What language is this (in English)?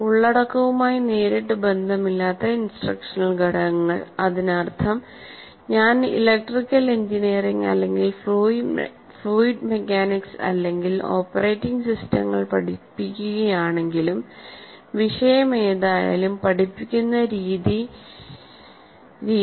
Malayalam